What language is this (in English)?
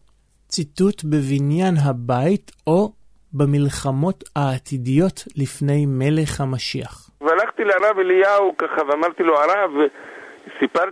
Hebrew